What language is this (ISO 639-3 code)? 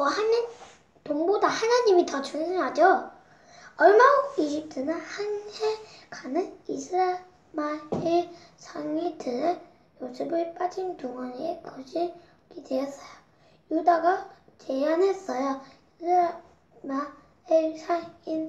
kor